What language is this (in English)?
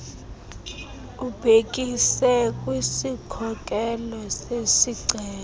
Xhosa